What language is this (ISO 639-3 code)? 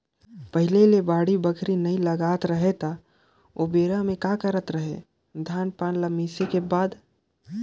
hne